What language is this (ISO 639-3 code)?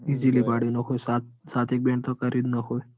guj